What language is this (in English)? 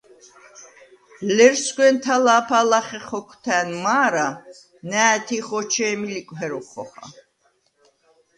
Svan